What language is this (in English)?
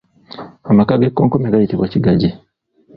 Ganda